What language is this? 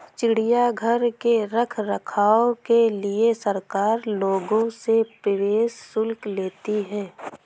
Hindi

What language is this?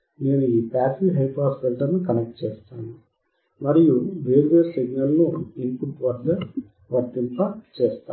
Telugu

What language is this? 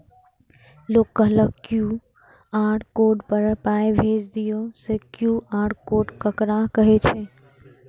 Maithili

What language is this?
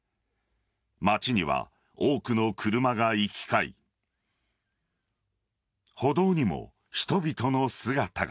Japanese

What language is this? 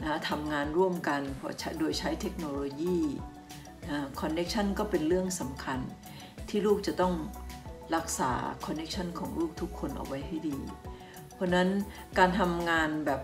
Thai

